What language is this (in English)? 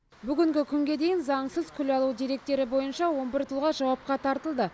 Kazakh